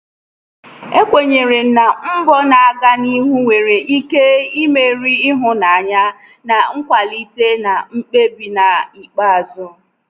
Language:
Igbo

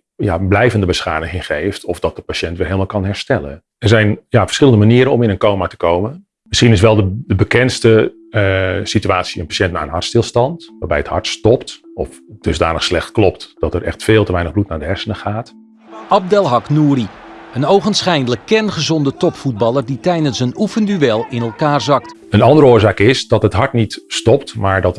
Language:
Dutch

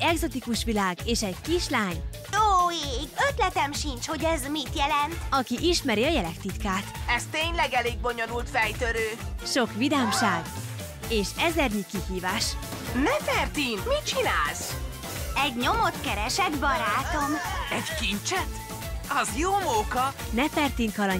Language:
Hungarian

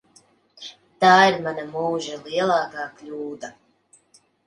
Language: Latvian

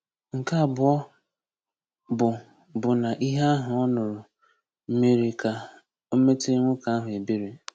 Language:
Igbo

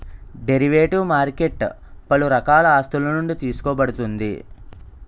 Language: Telugu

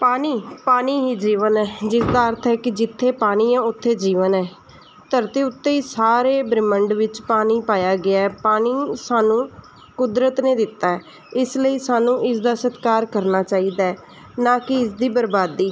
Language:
Punjabi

